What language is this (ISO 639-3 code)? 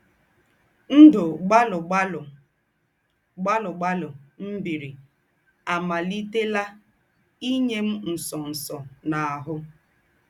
ibo